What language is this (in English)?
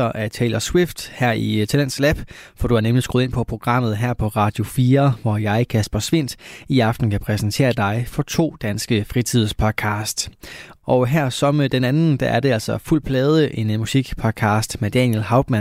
Danish